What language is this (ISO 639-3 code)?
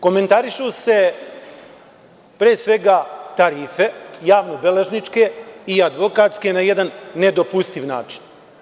srp